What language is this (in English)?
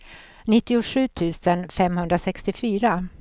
Swedish